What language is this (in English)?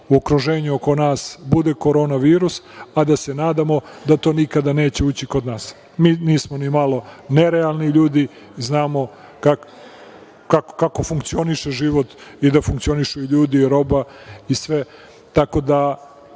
Serbian